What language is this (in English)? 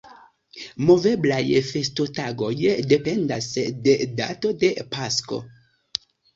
Esperanto